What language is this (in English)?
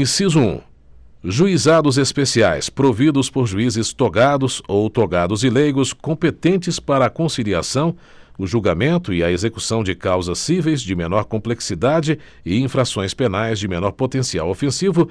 Portuguese